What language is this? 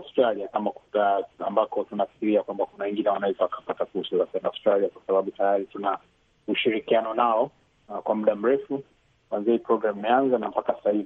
Swahili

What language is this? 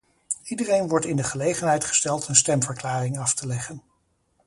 Dutch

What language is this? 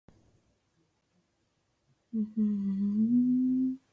Japanese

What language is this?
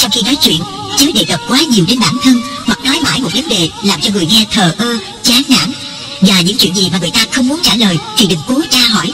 Vietnamese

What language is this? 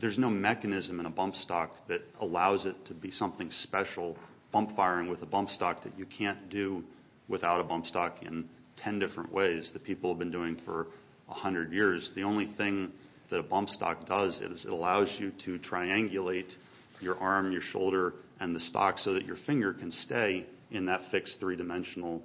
English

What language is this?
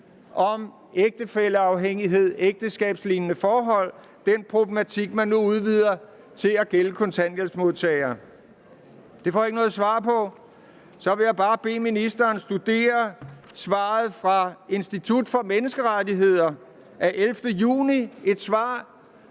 Danish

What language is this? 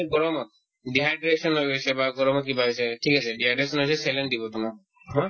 Assamese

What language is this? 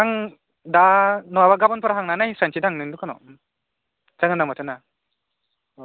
Bodo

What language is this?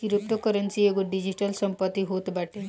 Bhojpuri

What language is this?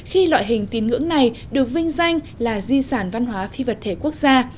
Vietnamese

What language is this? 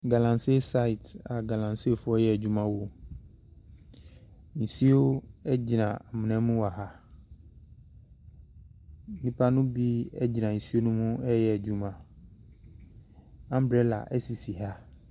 Akan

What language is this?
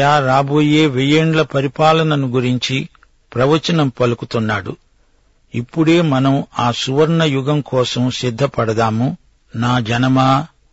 Telugu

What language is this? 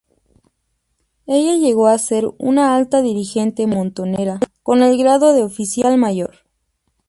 Spanish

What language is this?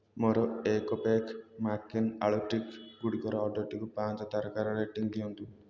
Odia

